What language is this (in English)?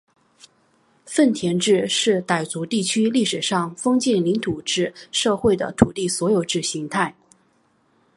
Chinese